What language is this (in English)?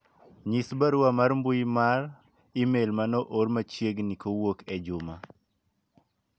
Luo (Kenya and Tanzania)